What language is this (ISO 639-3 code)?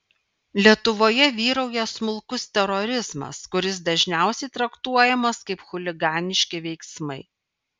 lit